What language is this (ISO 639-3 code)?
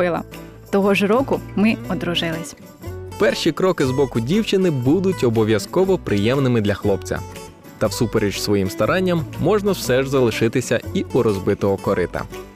ukr